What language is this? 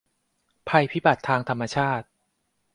Thai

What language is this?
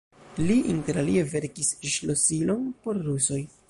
Esperanto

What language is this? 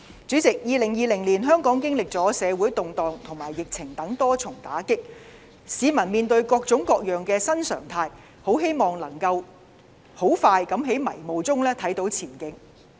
Cantonese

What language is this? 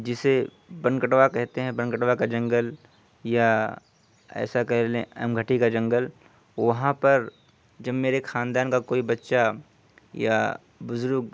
Urdu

